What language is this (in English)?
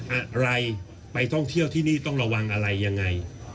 Thai